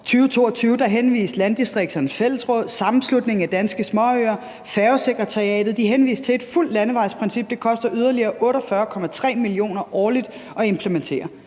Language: Danish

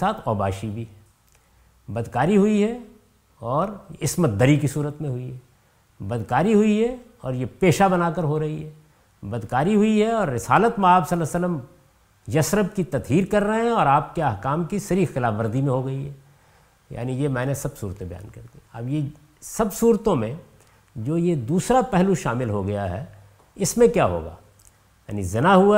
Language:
Urdu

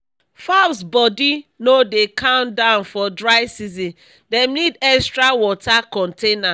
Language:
Nigerian Pidgin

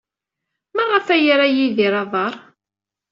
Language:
Kabyle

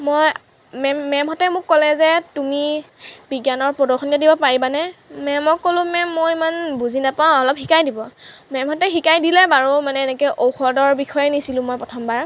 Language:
Assamese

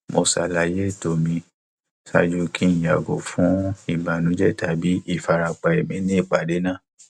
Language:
Yoruba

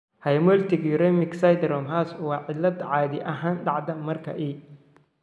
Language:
Somali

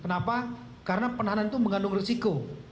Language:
Indonesian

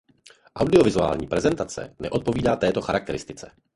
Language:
Czech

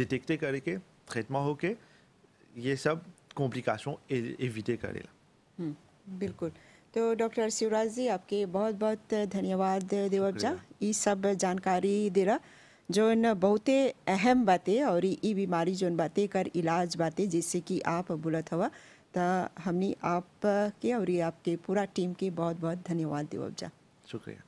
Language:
French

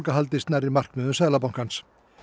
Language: Icelandic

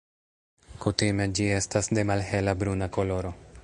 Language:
Esperanto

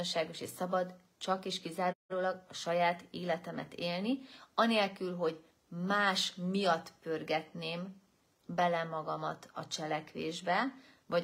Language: Hungarian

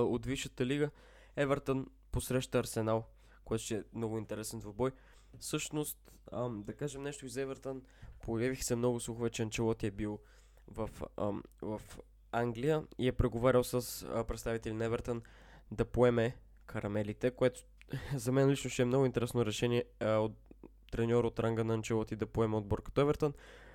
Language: Bulgarian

